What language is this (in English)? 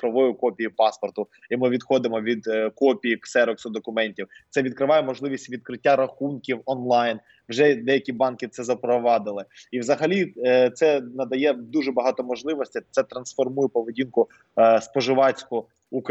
Ukrainian